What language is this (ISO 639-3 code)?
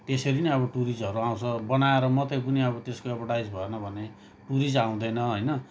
nep